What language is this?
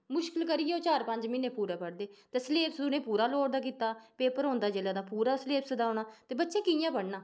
Dogri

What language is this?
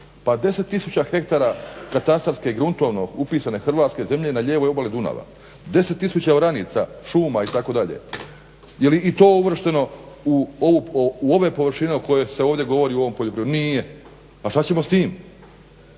Croatian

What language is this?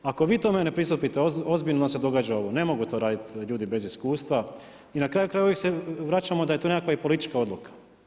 Croatian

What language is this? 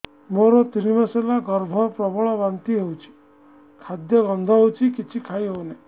Odia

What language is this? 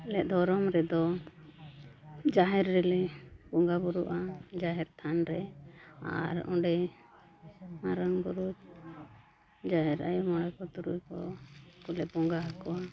Santali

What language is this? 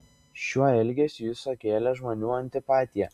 Lithuanian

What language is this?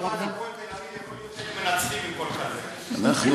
Hebrew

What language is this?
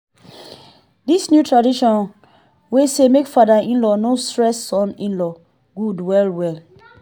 Nigerian Pidgin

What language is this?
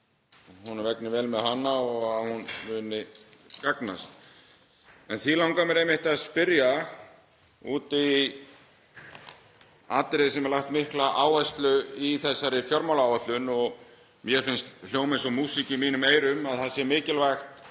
Icelandic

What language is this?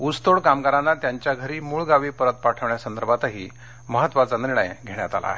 Marathi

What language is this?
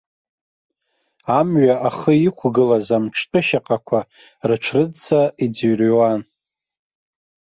Abkhazian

